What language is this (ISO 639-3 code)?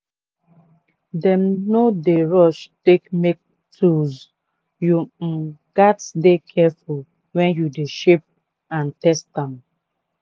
pcm